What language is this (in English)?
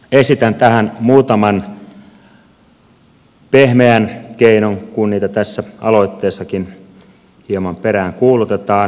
Finnish